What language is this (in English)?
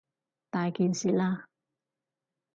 Cantonese